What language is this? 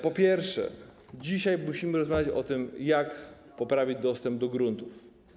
Polish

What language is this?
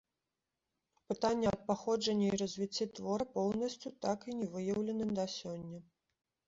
Belarusian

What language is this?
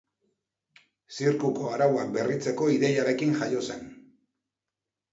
Basque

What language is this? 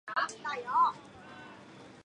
Chinese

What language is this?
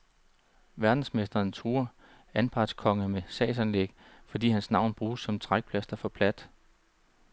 Danish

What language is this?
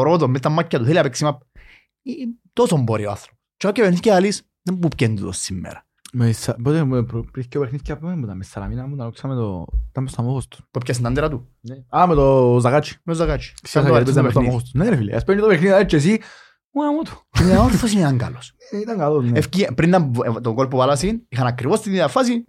Greek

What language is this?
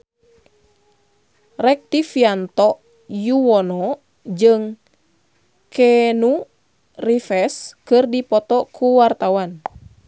Sundanese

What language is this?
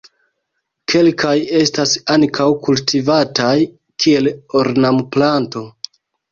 Esperanto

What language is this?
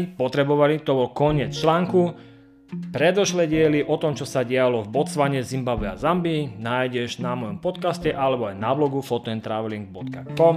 Slovak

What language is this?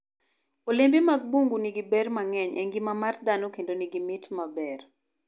Luo (Kenya and Tanzania)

